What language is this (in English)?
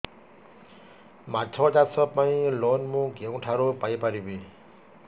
Odia